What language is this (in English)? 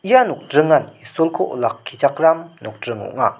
Garo